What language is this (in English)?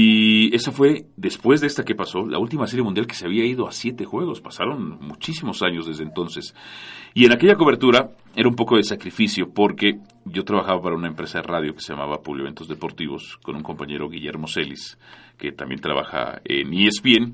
Spanish